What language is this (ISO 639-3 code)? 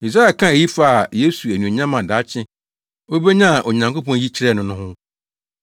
aka